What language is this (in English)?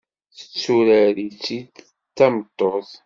Kabyle